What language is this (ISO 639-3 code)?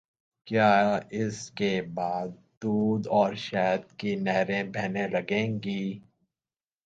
urd